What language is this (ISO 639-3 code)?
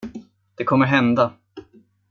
swe